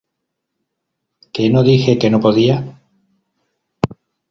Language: Spanish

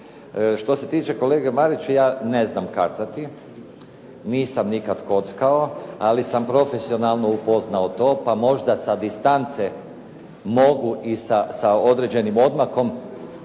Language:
Croatian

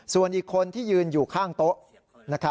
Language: Thai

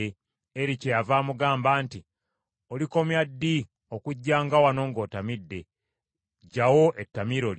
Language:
Ganda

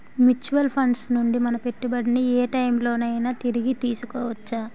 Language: Telugu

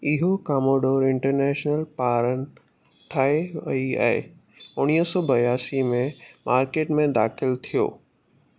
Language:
Sindhi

